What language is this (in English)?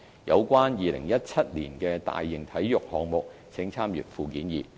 Cantonese